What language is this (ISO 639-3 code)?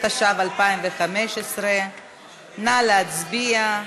heb